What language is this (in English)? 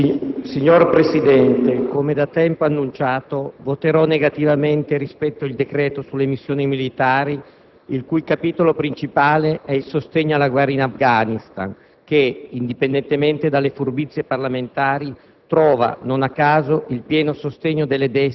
Italian